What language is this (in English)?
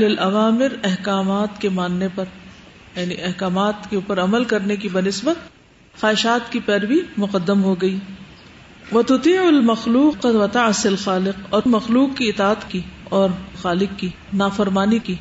Urdu